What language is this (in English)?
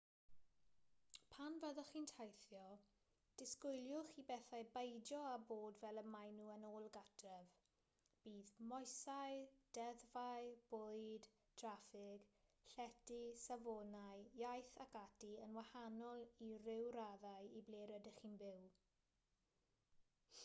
Welsh